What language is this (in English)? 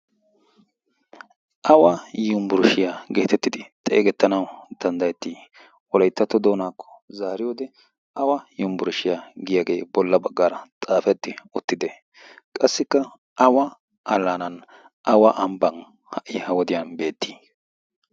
Wolaytta